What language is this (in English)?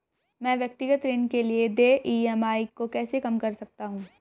Hindi